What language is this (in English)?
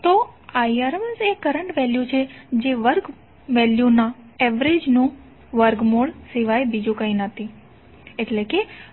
Gujarati